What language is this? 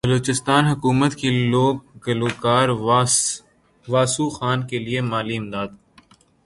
Urdu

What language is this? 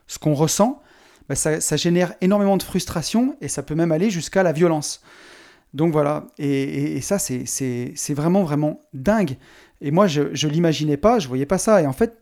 French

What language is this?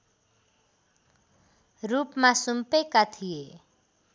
Nepali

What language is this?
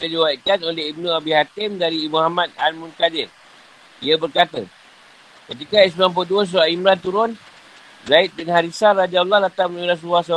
Malay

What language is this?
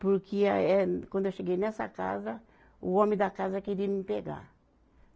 Portuguese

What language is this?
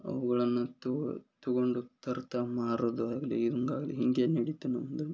Kannada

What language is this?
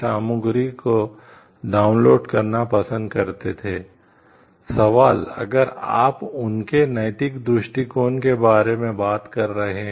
Hindi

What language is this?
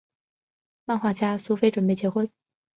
Chinese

